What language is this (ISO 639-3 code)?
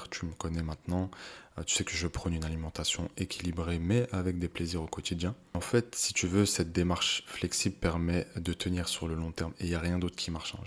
fra